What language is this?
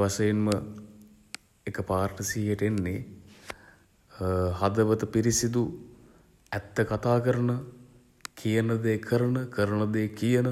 Sinhala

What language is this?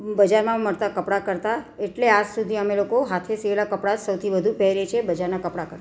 Gujarati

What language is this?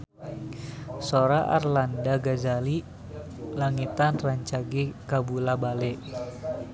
Sundanese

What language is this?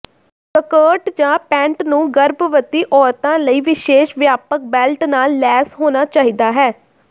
Punjabi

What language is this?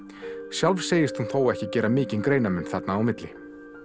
Icelandic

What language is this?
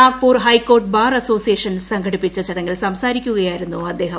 Malayalam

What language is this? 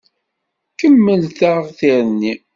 Kabyle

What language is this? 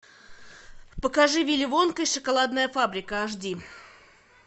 Russian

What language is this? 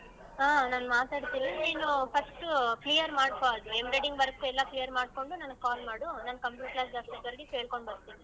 Kannada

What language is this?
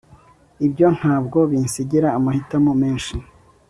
Kinyarwanda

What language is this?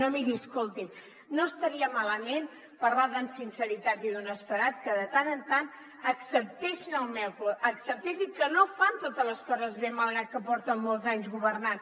Catalan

